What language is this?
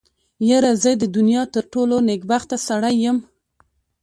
Pashto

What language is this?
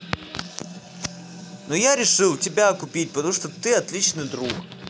Russian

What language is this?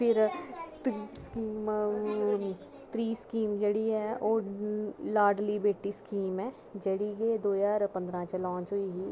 Dogri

